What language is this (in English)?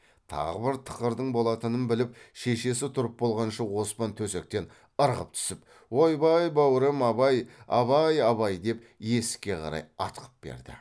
Kazakh